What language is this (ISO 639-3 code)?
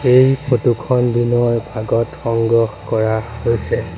asm